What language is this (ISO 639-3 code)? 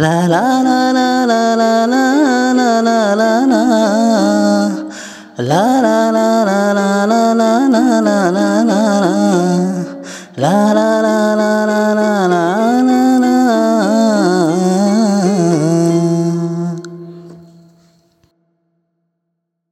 hin